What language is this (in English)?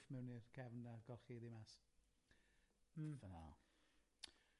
Welsh